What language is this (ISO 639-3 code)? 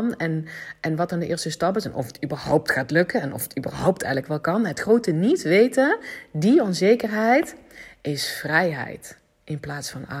nld